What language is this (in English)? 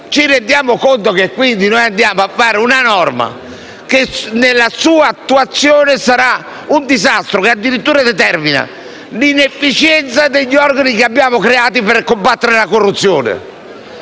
Italian